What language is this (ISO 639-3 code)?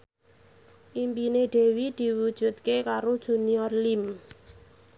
jav